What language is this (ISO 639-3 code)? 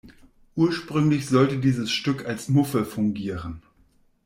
deu